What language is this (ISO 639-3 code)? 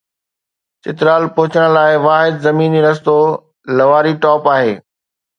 snd